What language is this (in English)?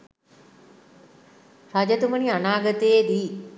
Sinhala